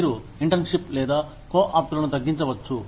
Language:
Telugu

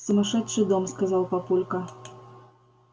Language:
Russian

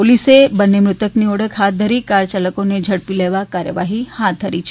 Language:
Gujarati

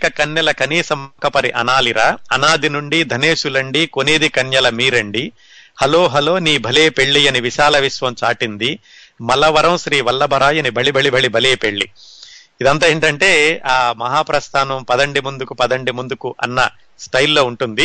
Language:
Telugu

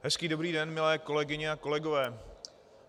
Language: Czech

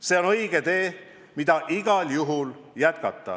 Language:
Estonian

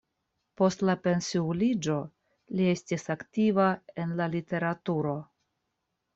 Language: Esperanto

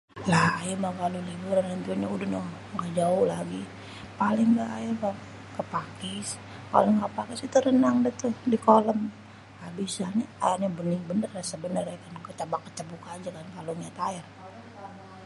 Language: Betawi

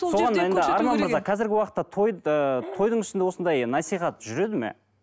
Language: Kazakh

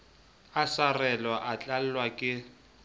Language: Southern Sotho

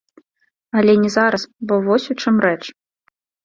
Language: Belarusian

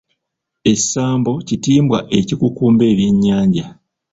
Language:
Ganda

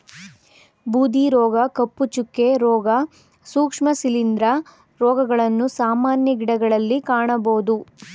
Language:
Kannada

